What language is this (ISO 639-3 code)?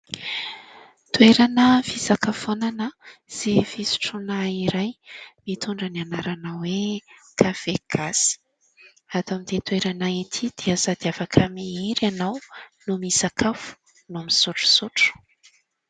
mlg